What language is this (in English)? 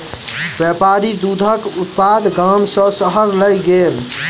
Maithili